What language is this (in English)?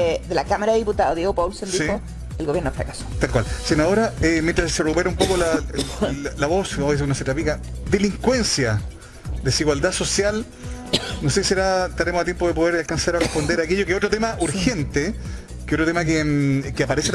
Spanish